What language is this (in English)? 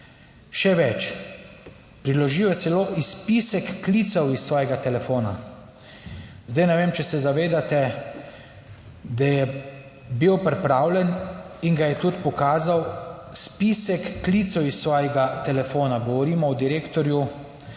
Slovenian